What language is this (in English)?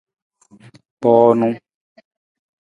Nawdm